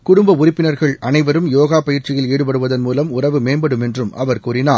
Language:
Tamil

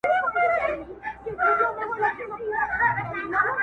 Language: Pashto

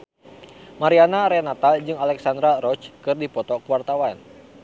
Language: Sundanese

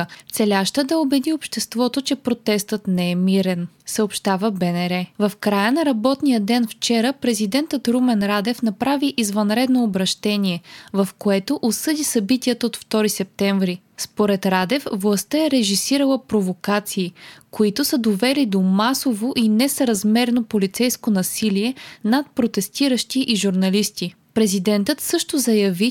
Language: Bulgarian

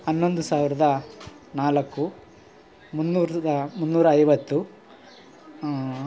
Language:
Kannada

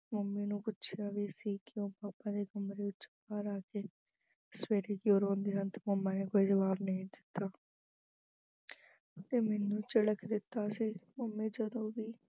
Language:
Punjabi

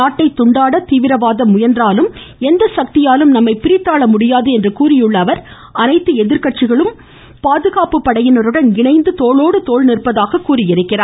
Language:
Tamil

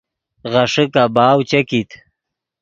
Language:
Yidgha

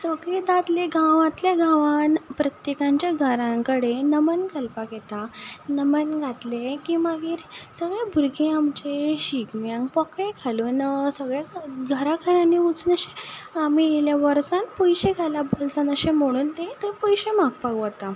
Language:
Konkani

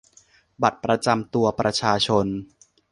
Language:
Thai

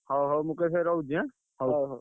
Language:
Odia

